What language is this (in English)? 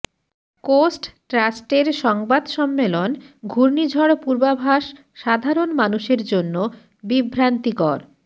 Bangla